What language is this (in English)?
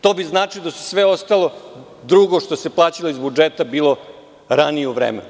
Serbian